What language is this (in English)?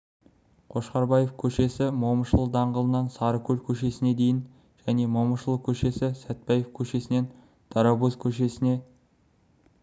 Kazakh